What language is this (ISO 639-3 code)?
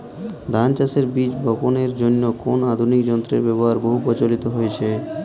ben